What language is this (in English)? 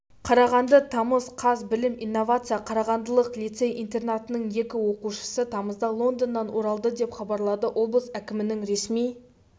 Kazakh